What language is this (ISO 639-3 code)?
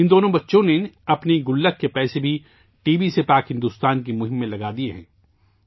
urd